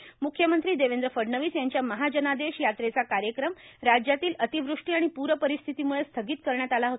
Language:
Marathi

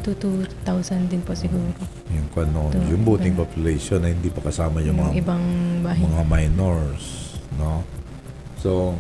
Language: Filipino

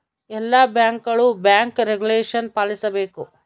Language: Kannada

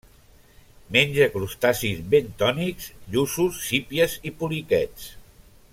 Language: Catalan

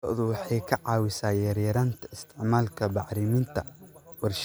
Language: Somali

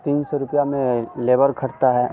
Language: Hindi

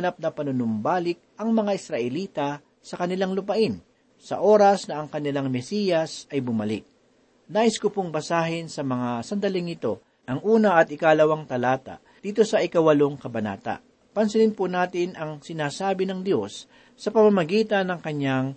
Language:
Filipino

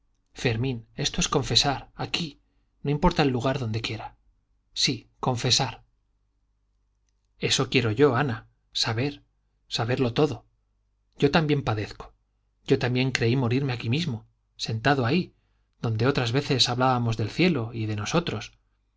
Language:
Spanish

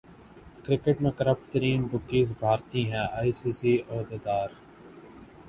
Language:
Urdu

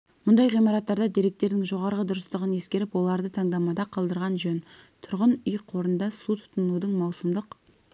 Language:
Kazakh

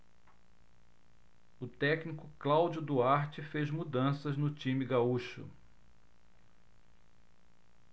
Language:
Portuguese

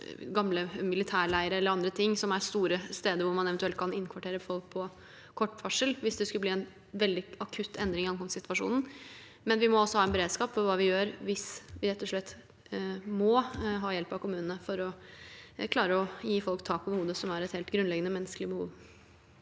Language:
Norwegian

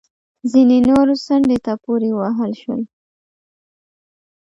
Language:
Pashto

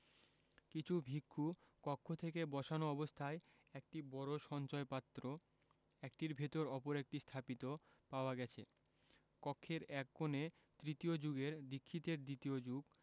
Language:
Bangla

